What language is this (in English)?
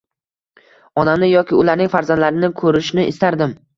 Uzbek